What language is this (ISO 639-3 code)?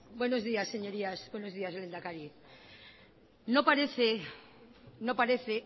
spa